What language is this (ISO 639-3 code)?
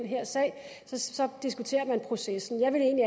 dan